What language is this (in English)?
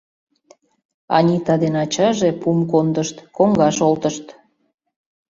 Mari